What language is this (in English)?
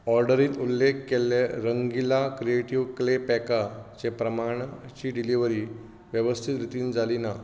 Konkani